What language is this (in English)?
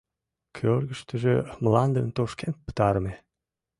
Mari